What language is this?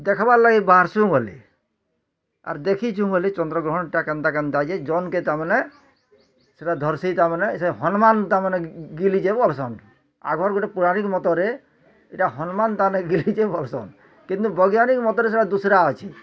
Odia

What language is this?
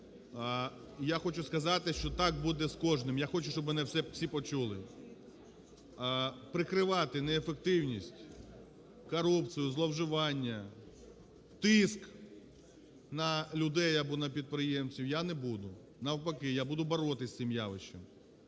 Ukrainian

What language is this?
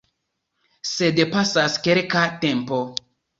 Esperanto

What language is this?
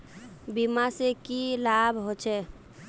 Magahi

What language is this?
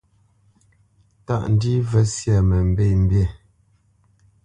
Bamenyam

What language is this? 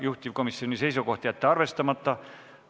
Estonian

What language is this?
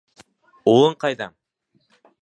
Bashkir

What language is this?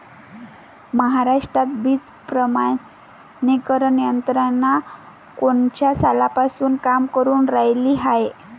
Marathi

